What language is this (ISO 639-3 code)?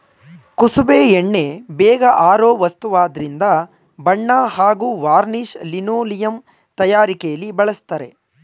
kan